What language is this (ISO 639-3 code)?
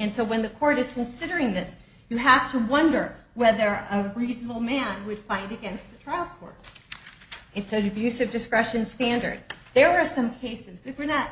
eng